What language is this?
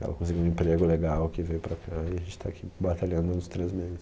Portuguese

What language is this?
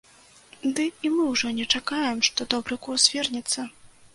Belarusian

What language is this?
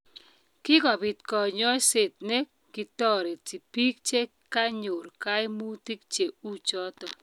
Kalenjin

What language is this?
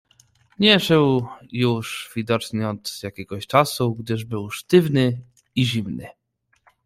Polish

